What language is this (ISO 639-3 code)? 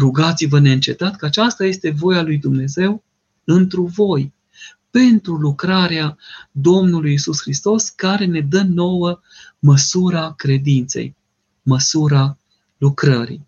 ron